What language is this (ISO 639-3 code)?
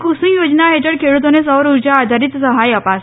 guj